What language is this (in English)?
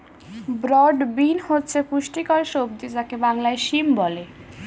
Bangla